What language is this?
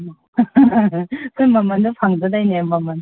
Manipuri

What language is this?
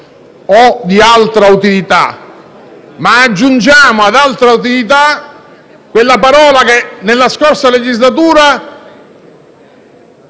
Italian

